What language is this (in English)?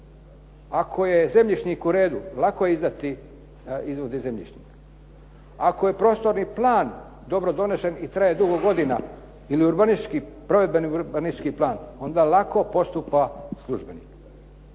Croatian